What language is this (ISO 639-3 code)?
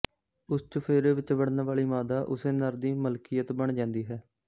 pan